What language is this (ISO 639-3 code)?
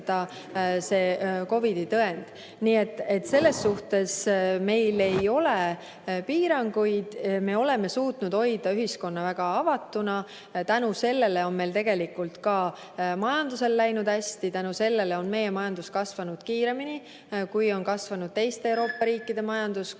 est